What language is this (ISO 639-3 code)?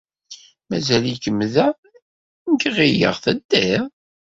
kab